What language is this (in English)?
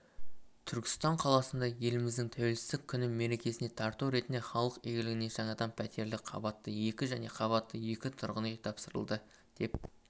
Kazakh